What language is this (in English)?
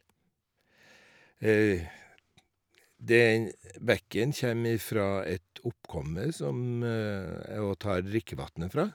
Norwegian